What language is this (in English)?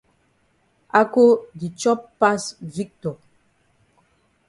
Cameroon Pidgin